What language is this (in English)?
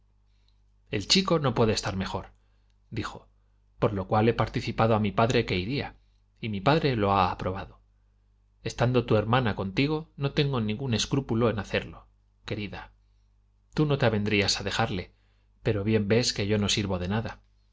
Spanish